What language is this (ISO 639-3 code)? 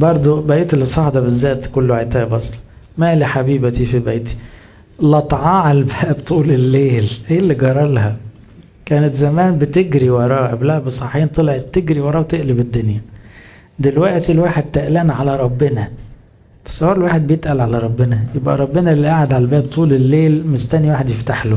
ara